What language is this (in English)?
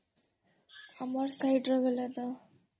Odia